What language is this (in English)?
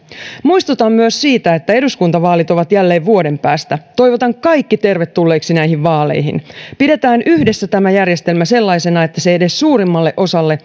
Finnish